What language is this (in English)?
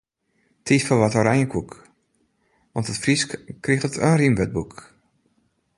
Western Frisian